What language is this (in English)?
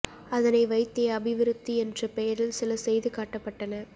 Tamil